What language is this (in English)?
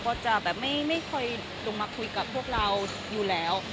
Thai